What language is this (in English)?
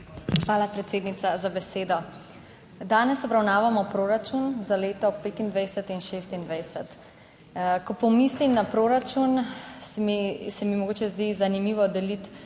Slovenian